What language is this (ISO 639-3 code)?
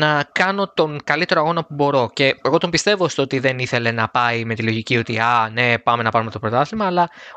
ell